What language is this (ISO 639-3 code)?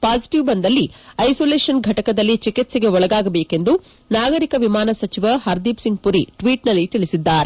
kan